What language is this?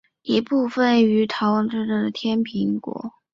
Chinese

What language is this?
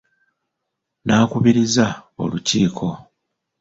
Ganda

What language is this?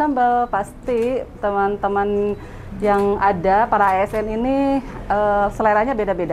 Indonesian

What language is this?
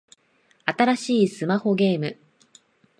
Japanese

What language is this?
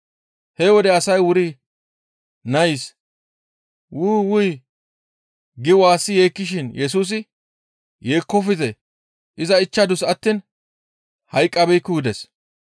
Gamo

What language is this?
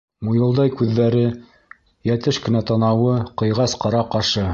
Bashkir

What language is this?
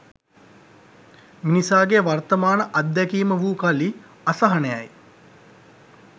Sinhala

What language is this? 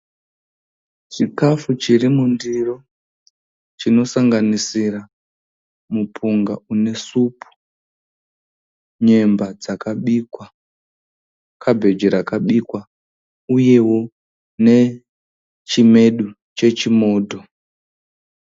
Shona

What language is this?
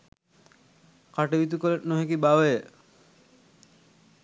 Sinhala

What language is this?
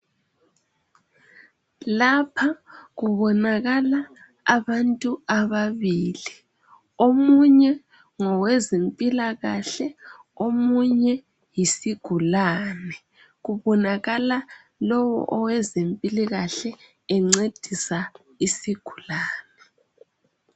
North Ndebele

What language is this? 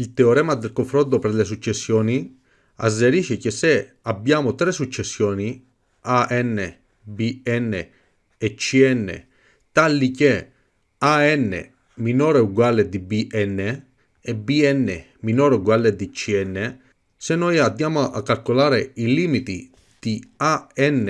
Italian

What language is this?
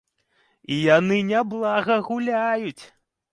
Belarusian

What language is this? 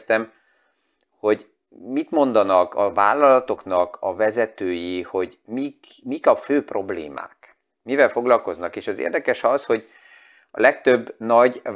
Hungarian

